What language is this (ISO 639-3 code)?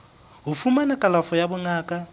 sot